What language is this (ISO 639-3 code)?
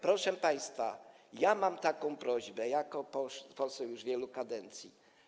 pol